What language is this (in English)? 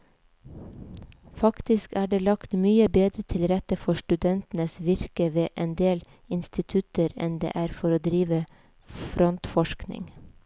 Norwegian